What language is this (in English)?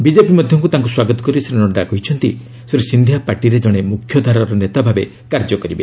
Odia